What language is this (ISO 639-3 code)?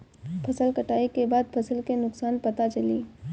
bho